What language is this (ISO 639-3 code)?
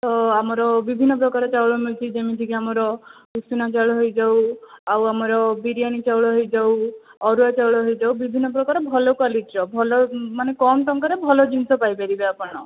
ori